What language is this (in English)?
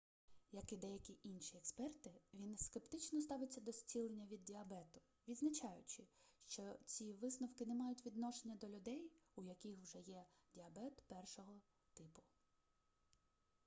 Ukrainian